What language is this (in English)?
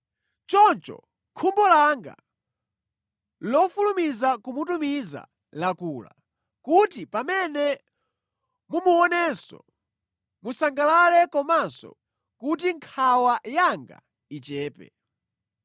Nyanja